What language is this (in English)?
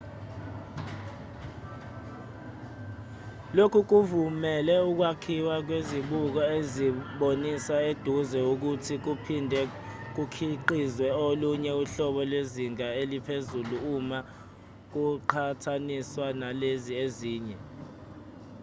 Zulu